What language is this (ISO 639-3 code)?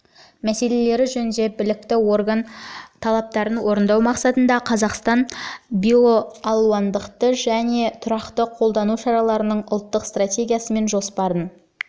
kaz